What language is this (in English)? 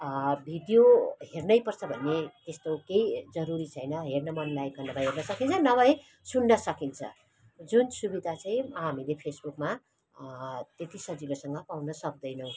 Nepali